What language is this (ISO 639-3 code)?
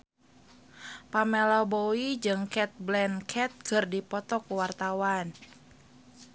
sun